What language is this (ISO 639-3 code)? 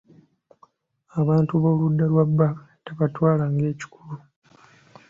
lug